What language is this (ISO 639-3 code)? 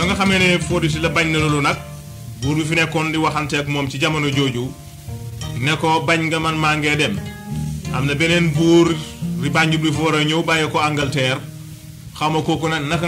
fra